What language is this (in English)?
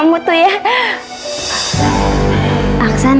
Indonesian